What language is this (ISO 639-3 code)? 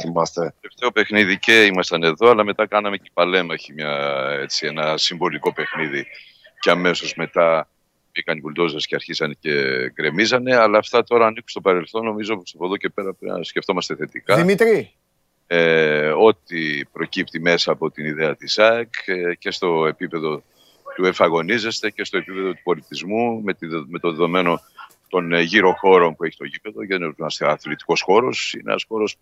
ell